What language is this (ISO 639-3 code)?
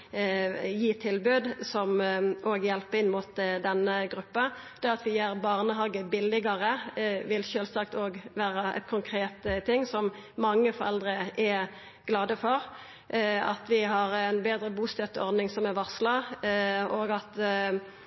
nno